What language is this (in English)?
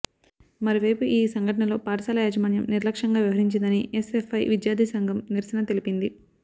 Telugu